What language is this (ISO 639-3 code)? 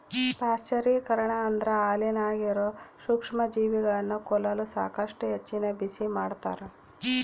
kan